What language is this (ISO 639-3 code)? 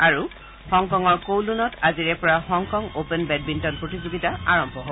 asm